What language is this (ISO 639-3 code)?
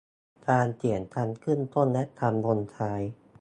tha